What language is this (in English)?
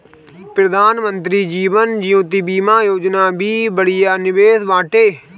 Bhojpuri